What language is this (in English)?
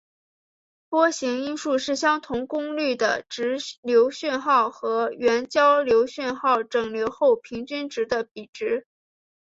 Chinese